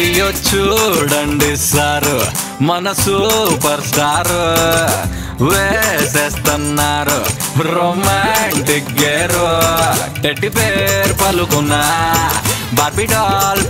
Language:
Lithuanian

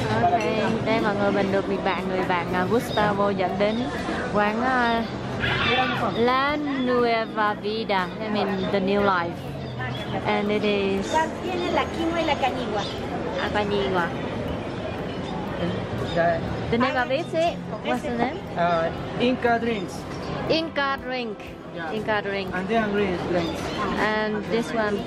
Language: Vietnamese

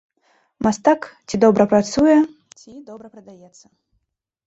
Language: Belarusian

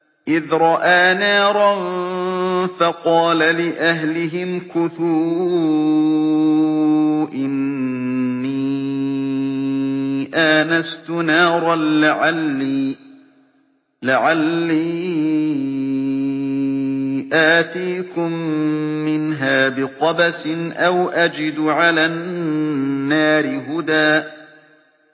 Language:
Arabic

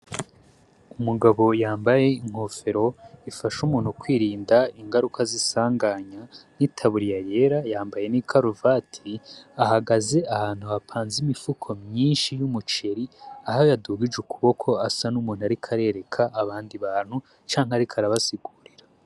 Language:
Rundi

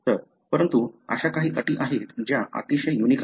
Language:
Marathi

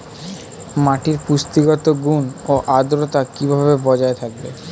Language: Bangla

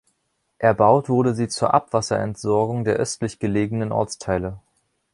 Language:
German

